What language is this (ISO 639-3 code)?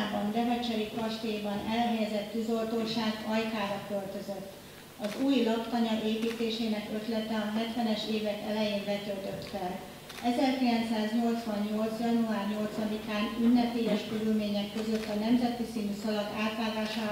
hun